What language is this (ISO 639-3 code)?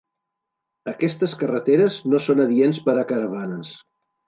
cat